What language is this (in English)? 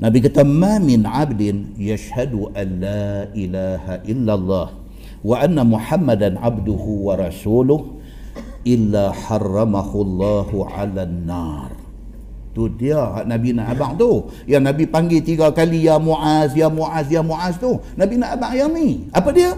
Malay